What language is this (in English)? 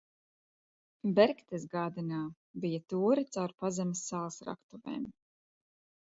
Latvian